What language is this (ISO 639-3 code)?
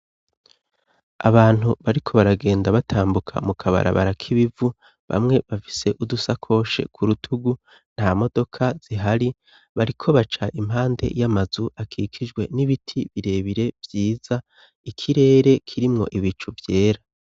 run